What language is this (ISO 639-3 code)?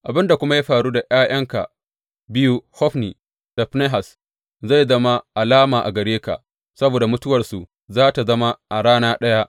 hau